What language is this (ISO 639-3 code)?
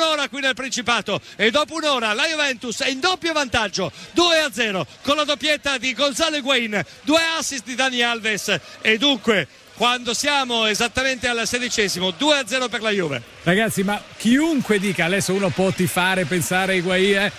ita